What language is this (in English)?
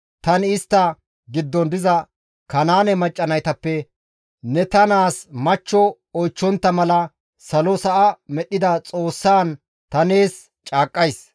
Gamo